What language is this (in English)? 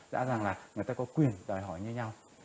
Vietnamese